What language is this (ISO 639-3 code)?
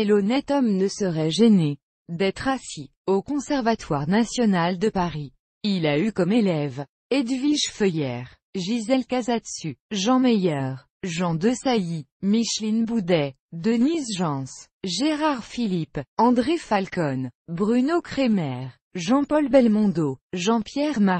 fra